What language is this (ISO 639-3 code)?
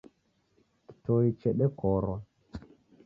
dav